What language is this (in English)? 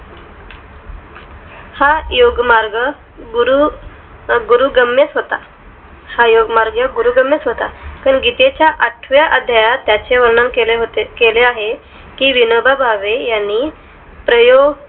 Marathi